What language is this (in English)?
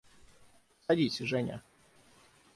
Russian